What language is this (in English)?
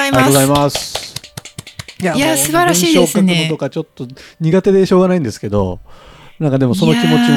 Japanese